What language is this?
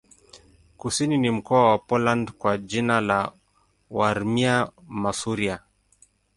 Swahili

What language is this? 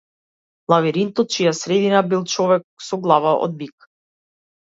Macedonian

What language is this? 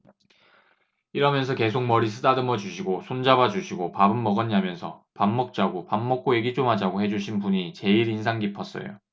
Korean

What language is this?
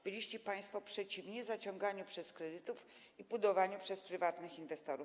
Polish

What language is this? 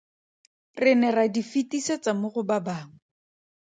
Tswana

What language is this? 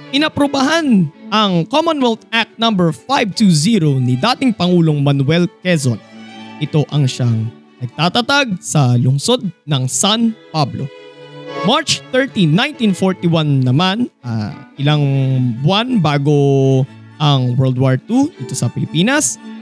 Filipino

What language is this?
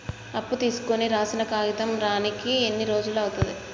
Telugu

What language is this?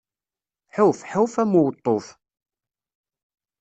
Kabyle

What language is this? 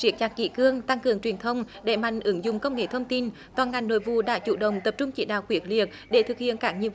Vietnamese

